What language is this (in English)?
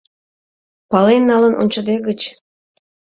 Mari